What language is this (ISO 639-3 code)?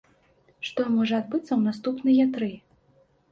bel